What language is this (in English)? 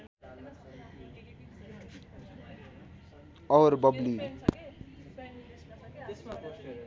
Nepali